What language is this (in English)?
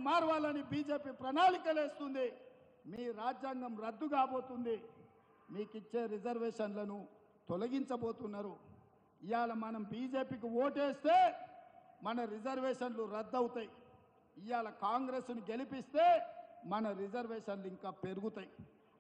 Telugu